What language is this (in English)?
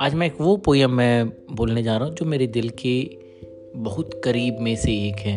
Hindi